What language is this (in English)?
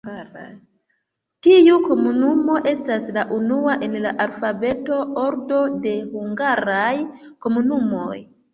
Esperanto